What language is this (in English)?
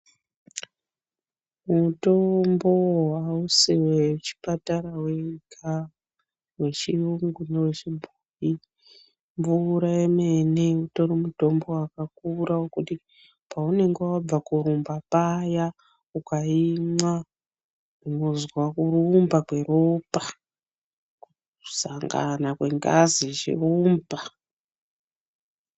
Ndau